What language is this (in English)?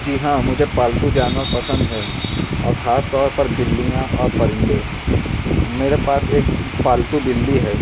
Urdu